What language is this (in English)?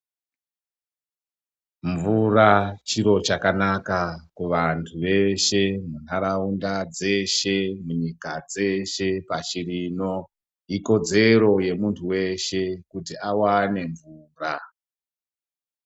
Ndau